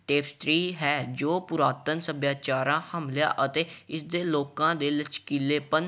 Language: Punjabi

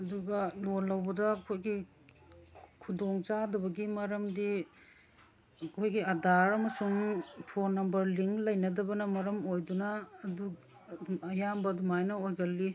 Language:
Manipuri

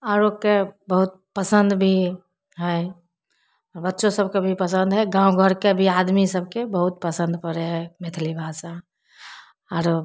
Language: Maithili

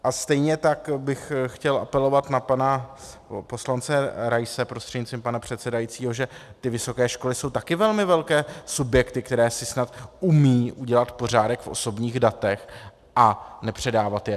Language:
Czech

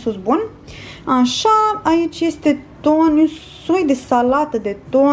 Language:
Romanian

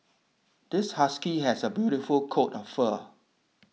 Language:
English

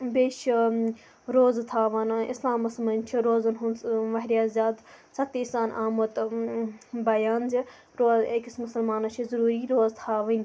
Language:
Kashmiri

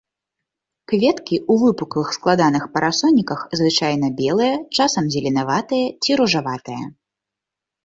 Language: Belarusian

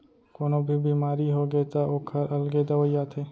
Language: Chhattisgarhi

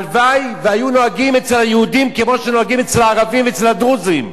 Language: Hebrew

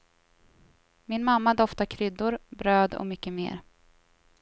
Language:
Swedish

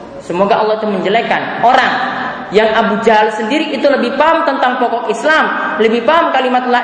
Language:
Indonesian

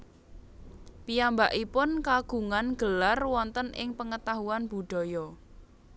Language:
Javanese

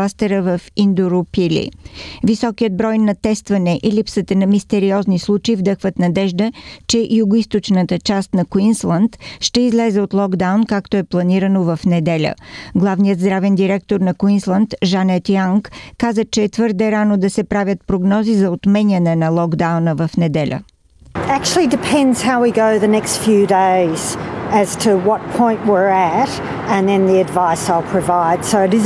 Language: Bulgarian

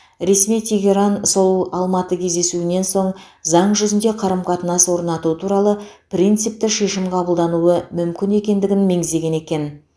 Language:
Kazakh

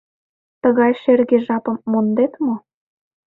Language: Mari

